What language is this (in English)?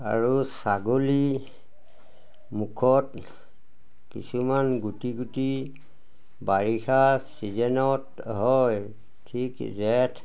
Assamese